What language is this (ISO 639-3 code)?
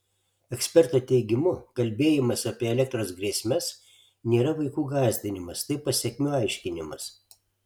lit